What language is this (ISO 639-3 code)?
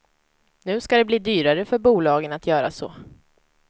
swe